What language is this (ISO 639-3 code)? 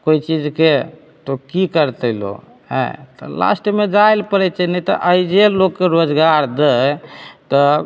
mai